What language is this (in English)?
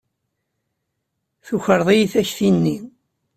Kabyle